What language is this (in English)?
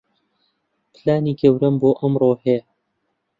Central Kurdish